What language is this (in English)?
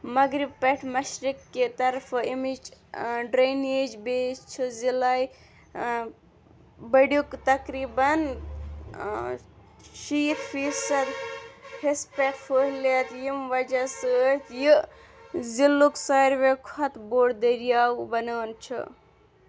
Kashmiri